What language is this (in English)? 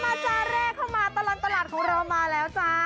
Thai